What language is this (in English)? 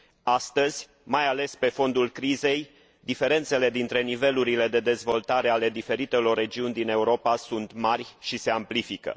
Romanian